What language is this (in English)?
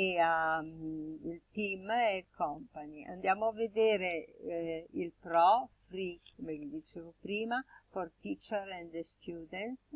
Italian